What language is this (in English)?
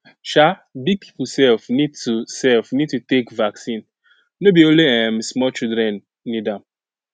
Nigerian Pidgin